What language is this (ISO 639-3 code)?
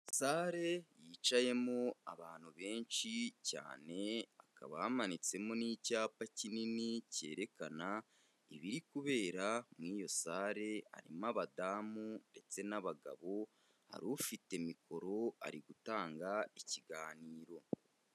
kin